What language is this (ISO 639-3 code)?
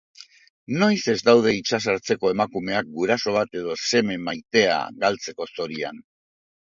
eus